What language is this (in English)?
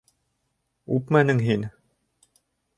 Bashkir